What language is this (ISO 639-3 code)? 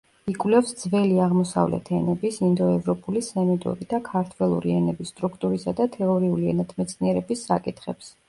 kat